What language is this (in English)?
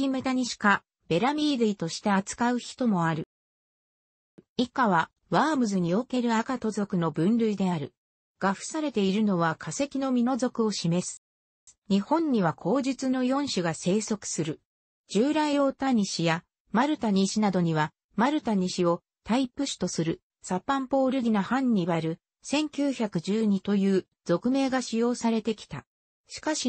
Japanese